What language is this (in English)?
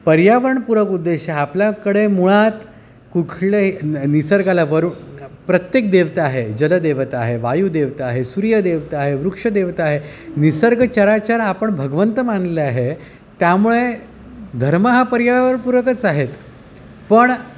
Marathi